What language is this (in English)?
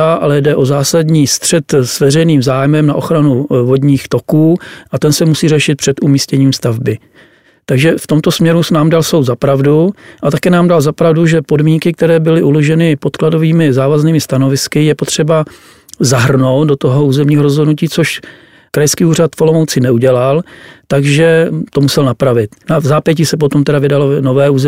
Czech